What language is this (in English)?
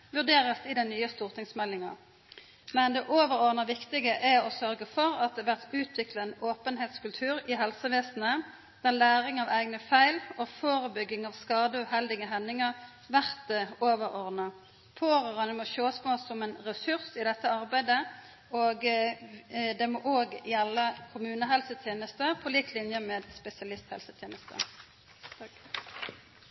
Norwegian Nynorsk